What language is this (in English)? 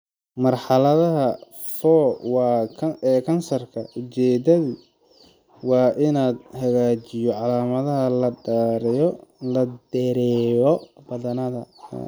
Somali